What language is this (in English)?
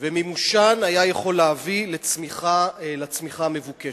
Hebrew